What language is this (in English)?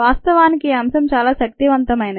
Telugu